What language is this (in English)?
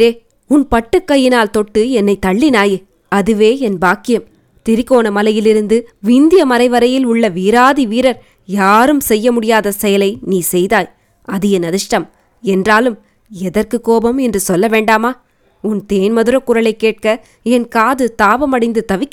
Tamil